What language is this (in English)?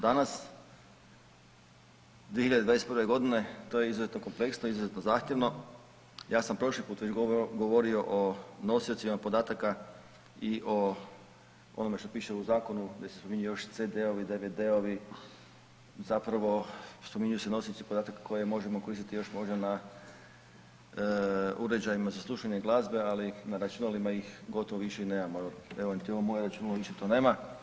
Croatian